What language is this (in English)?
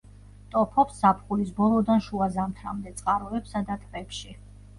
Georgian